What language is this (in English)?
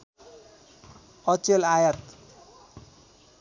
Nepali